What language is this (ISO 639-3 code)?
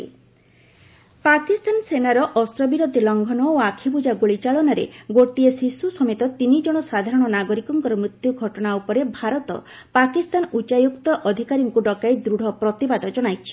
ori